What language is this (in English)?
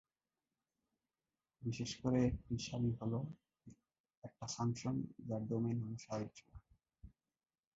Bangla